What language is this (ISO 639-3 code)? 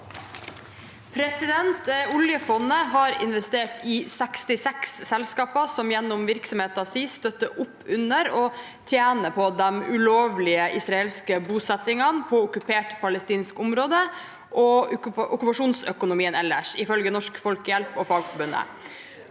nor